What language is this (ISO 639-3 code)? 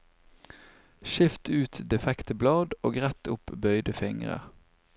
nor